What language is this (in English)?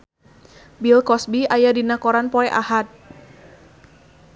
Sundanese